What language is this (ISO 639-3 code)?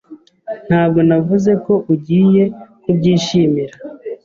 kin